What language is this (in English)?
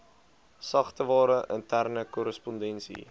Afrikaans